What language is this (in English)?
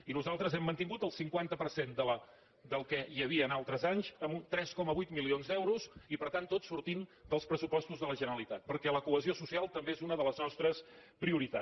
Catalan